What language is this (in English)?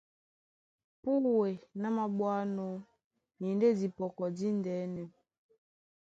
Duala